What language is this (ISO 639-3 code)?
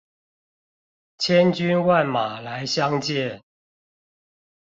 zho